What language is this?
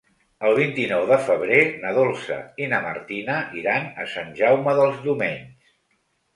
Catalan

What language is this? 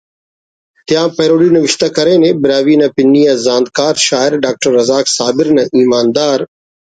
Brahui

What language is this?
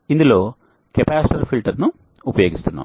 Telugu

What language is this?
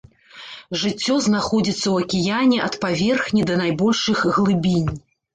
Belarusian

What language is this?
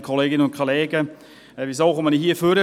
Swiss German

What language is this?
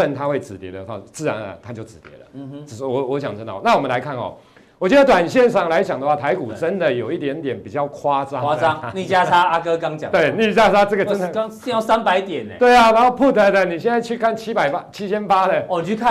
Chinese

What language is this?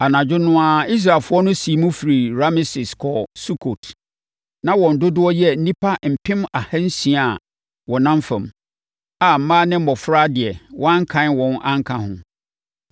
Akan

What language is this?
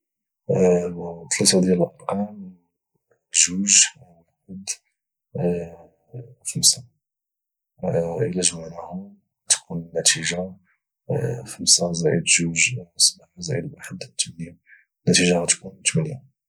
Moroccan Arabic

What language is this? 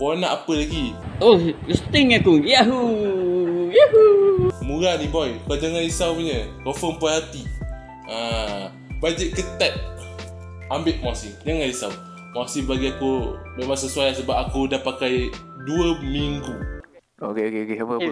Malay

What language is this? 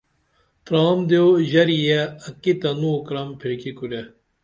Dameli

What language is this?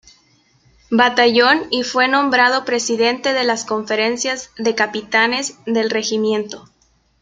Spanish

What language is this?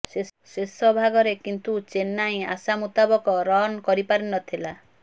Odia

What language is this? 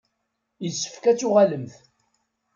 Kabyle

